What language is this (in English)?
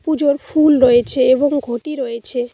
Bangla